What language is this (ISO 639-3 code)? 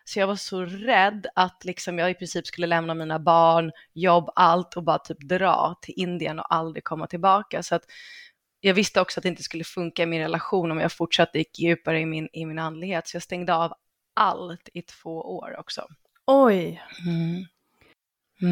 swe